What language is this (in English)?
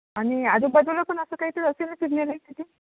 Marathi